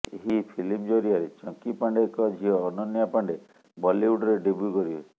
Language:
Odia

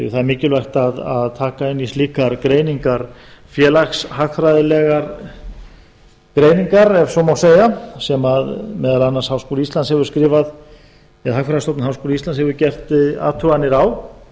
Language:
Icelandic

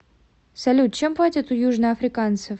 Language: Russian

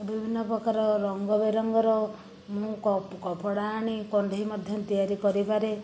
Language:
Odia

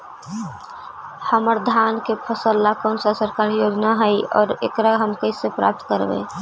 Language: Magahi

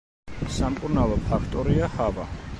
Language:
Georgian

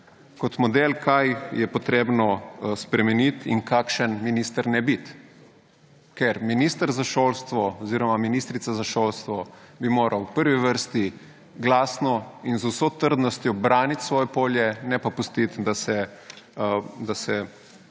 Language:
Slovenian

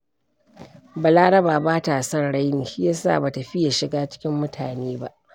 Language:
Hausa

